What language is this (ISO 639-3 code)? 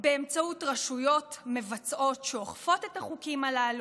heb